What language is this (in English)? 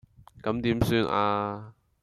Cantonese